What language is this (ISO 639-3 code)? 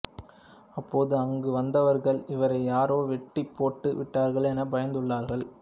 tam